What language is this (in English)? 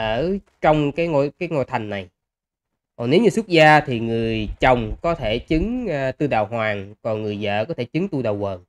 Vietnamese